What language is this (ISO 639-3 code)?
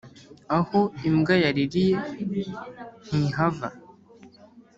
kin